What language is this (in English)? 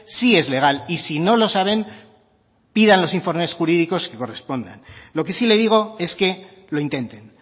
Spanish